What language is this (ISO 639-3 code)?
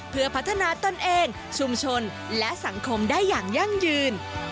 tha